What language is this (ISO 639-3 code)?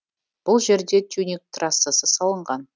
kaz